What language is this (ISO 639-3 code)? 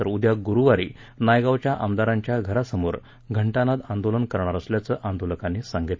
mar